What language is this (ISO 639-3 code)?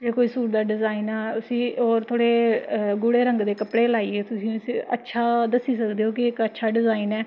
doi